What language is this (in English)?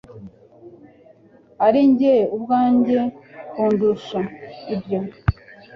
Kinyarwanda